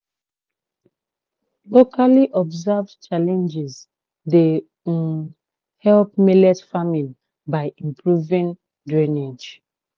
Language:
Nigerian Pidgin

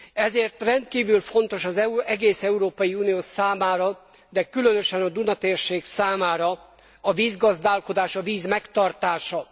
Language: Hungarian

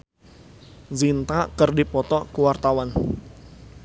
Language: Sundanese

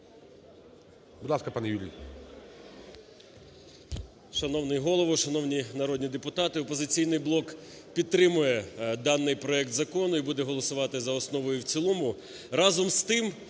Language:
Ukrainian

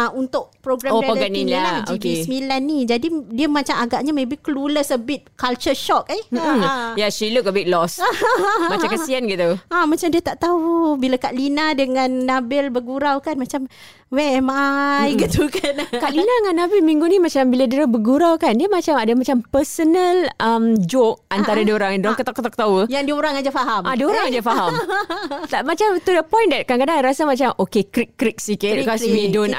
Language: Malay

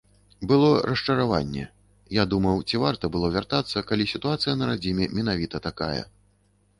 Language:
Belarusian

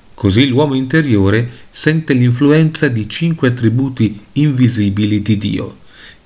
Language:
Italian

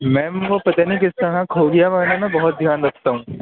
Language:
Urdu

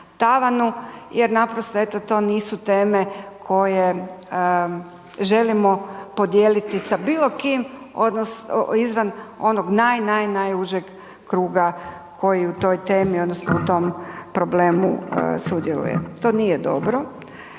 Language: Croatian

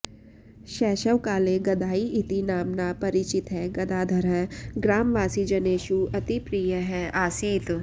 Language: Sanskrit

